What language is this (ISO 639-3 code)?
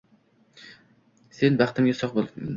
uzb